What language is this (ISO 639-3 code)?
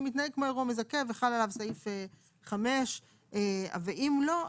heb